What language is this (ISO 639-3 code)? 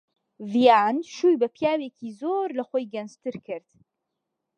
ckb